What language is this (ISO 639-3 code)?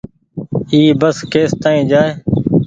gig